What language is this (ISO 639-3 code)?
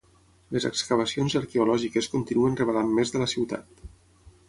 cat